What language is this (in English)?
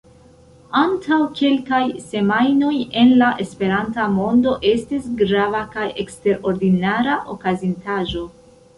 Esperanto